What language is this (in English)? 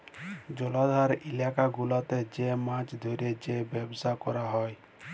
Bangla